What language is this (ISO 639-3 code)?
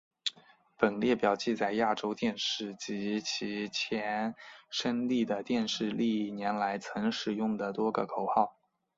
zho